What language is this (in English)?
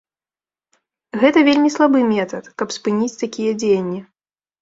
Belarusian